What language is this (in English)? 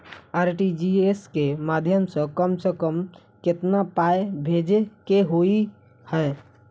Maithili